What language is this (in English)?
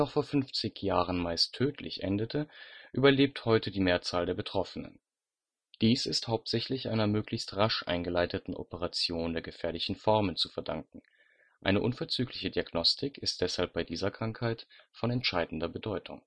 German